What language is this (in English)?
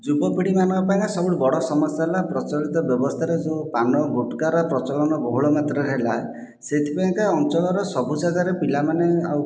Odia